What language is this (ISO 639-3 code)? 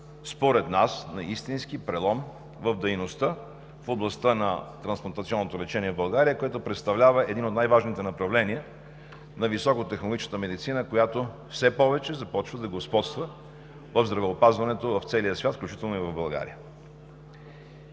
bul